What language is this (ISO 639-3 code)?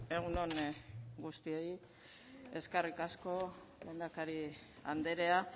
eus